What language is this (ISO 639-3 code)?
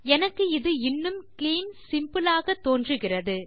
tam